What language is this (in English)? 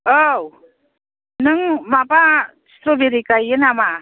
Bodo